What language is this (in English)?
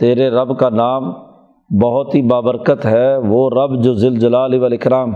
Urdu